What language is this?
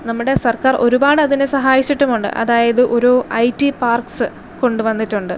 Malayalam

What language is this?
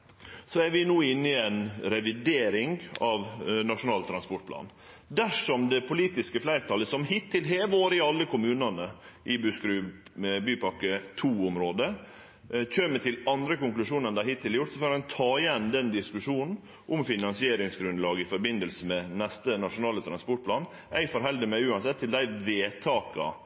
Norwegian Nynorsk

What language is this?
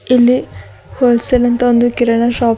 Kannada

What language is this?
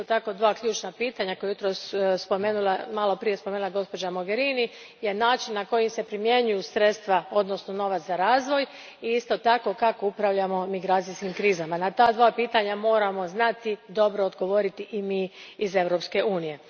Croatian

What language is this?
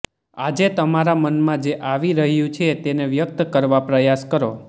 Gujarati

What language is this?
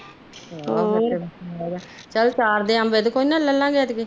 Punjabi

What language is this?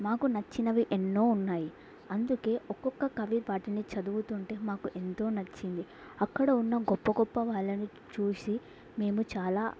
Telugu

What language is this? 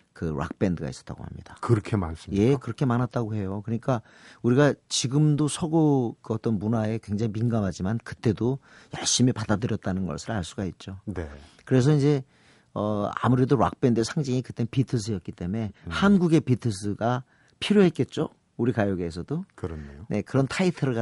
Korean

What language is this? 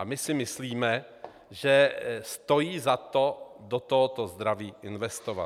Czech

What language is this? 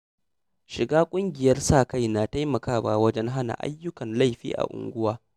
Hausa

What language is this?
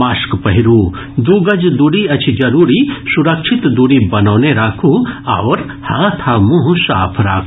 Maithili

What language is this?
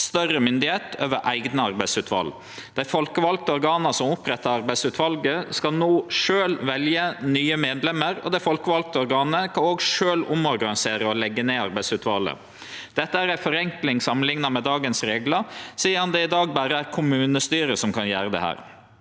Norwegian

